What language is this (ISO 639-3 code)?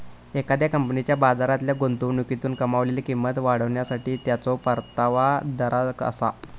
mar